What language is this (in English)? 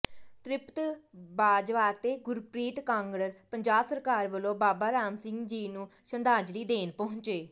Punjabi